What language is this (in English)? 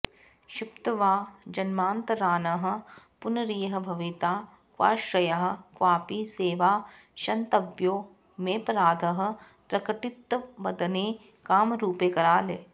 Sanskrit